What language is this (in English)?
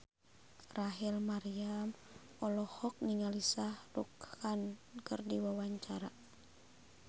Sundanese